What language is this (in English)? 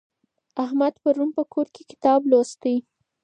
Pashto